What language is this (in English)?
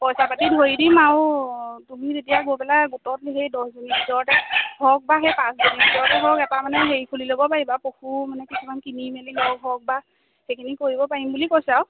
Assamese